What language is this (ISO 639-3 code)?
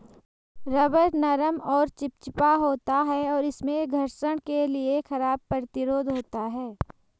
hin